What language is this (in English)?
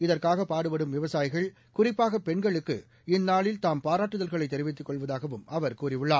Tamil